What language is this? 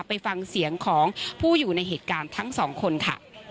Thai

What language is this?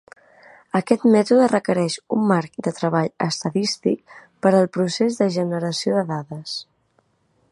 Catalan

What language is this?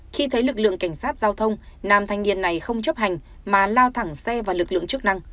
Vietnamese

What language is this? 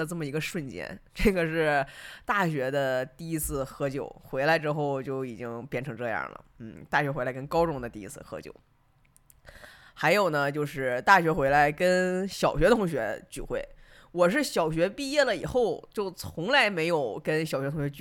Chinese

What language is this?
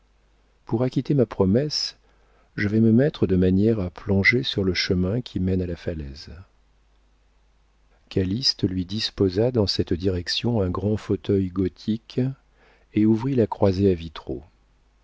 French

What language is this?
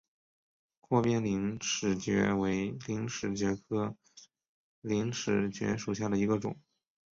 Chinese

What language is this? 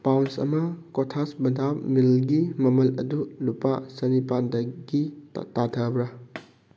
Manipuri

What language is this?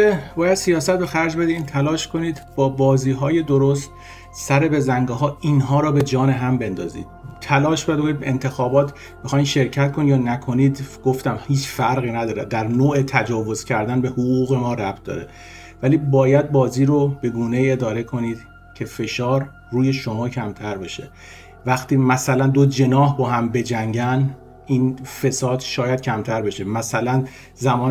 Persian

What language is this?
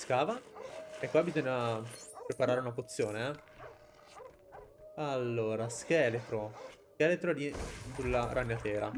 Italian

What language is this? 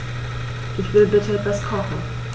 German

